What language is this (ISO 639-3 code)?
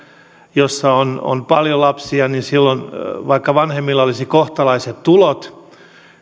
fin